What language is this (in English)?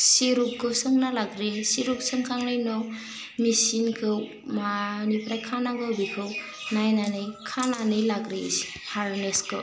Bodo